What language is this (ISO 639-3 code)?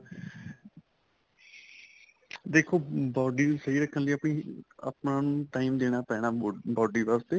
pan